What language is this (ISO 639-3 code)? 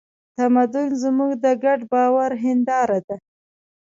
pus